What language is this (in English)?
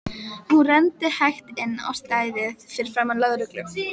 Icelandic